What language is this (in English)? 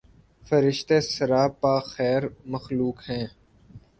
Urdu